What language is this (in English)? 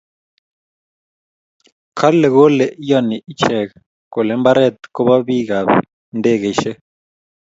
Kalenjin